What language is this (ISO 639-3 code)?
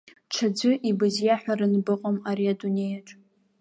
abk